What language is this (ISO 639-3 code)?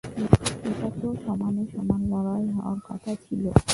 ben